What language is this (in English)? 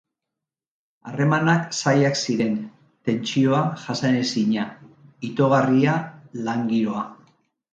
Basque